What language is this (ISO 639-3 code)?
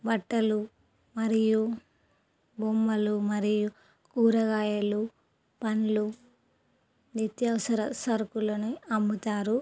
tel